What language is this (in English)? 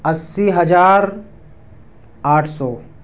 Urdu